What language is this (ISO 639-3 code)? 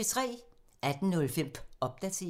dan